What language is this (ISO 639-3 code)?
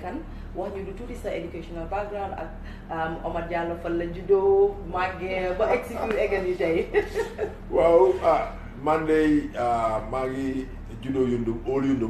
fra